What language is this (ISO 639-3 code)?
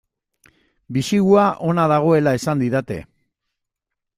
eus